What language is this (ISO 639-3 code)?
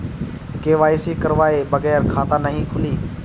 bho